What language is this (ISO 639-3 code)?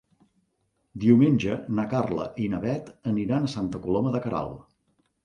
cat